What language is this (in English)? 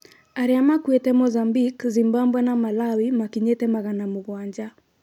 Kikuyu